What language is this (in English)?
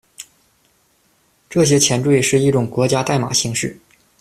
Chinese